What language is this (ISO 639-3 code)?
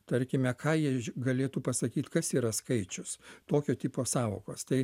lit